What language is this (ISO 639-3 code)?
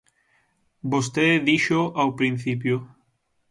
glg